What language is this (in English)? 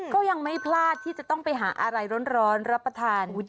Thai